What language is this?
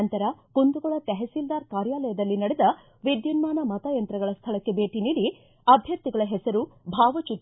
Kannada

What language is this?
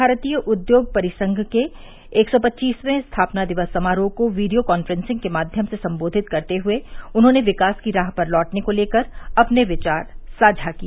Hindi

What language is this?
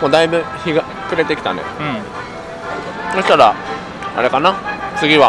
Japanese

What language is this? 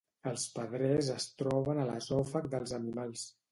Catalan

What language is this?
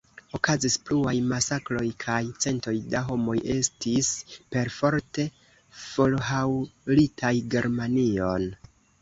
Esperanto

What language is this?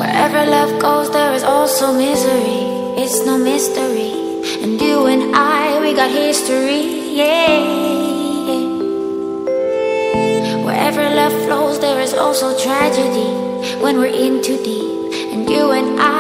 Korean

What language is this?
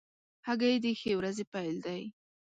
Pashto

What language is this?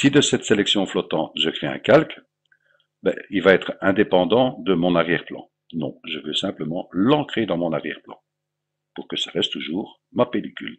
French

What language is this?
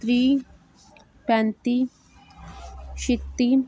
Dogri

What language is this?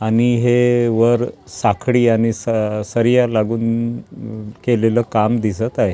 Marathi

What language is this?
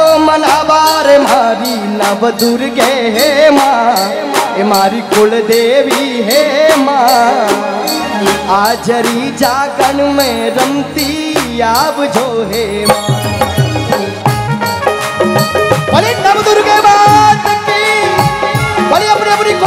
Hindi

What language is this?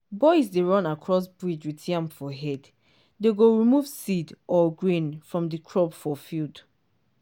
Nigerian Pidgin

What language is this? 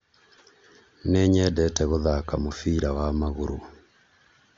Kikuyu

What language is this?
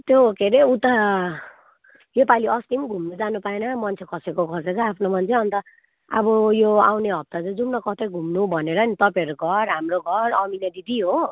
Nepali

